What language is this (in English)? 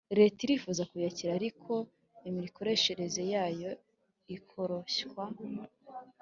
Kinyarwanda